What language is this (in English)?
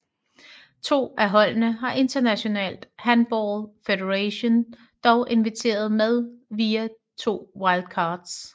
Danish